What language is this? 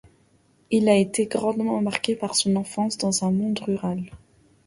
French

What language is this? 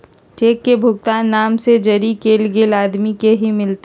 Magahi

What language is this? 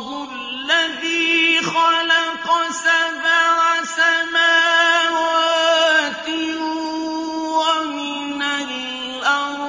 Arabic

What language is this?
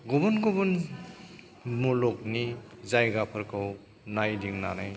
Bodo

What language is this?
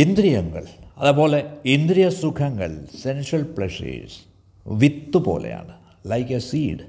Malayalam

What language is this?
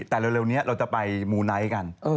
Thai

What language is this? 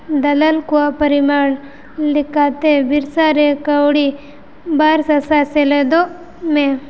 Santali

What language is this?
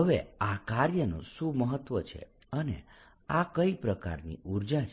Gujarati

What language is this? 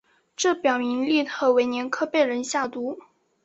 Chinese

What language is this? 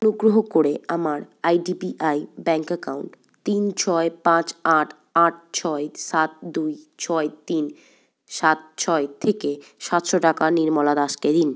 Bangla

